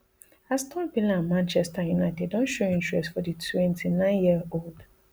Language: Nigerian Pidgin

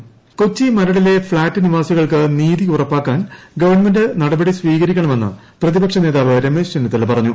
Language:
Malayalam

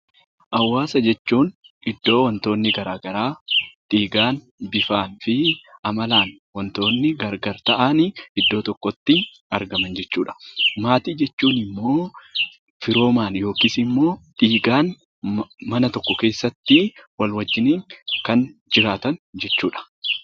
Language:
Oromo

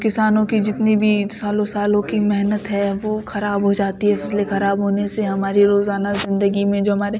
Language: Urdu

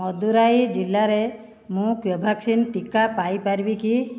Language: Odia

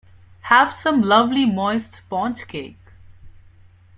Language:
English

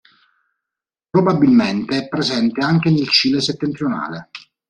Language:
Italian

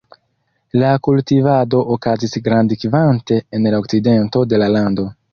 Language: Esperanto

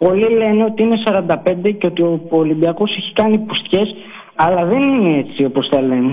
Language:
Greek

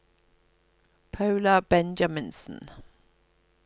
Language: Norwegian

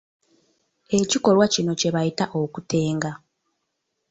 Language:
Ganda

